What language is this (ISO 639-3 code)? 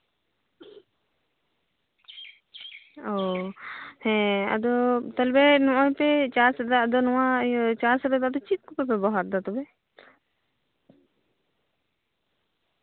sat